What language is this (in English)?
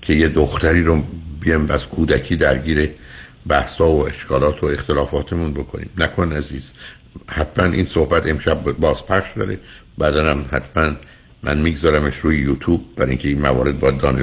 Persian